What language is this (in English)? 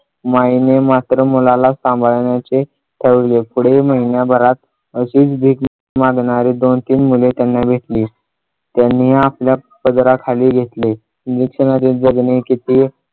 Marathi